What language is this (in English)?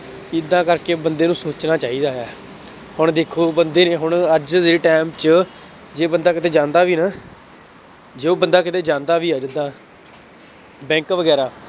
Punjabi